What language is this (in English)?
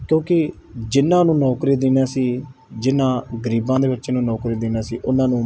Punjabi